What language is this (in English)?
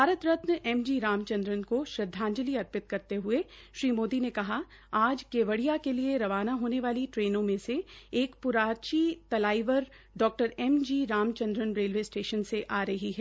Hindi